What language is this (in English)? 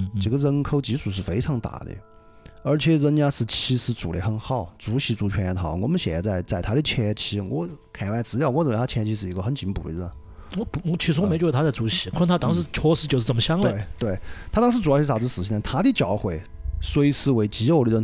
Chinese